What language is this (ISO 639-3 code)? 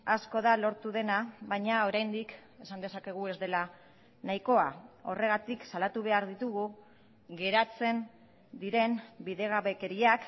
eus